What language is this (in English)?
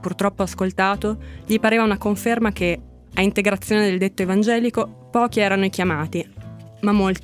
Italian